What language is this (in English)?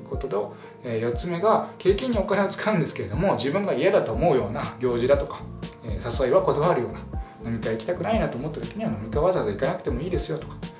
Japanese